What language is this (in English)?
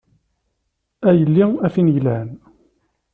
Kabyle